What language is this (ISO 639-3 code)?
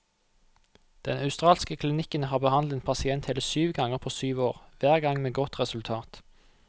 nor